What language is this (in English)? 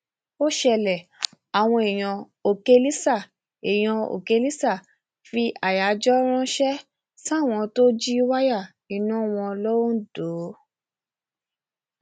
Yoruba